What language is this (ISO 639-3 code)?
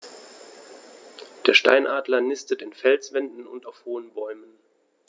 deu